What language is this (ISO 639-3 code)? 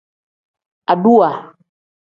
kdh